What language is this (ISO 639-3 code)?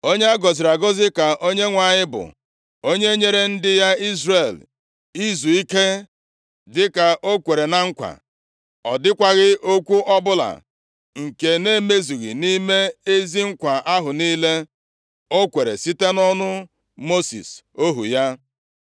ibo